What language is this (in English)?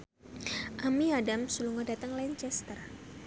Javanese